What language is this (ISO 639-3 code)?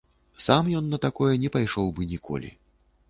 bel